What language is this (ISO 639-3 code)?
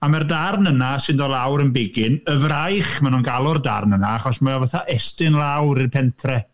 cym